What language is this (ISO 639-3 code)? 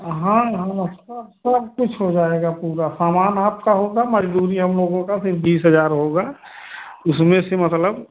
hin